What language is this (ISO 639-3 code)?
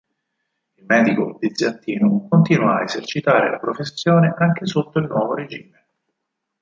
ita